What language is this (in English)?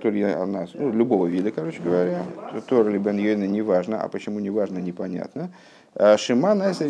Russian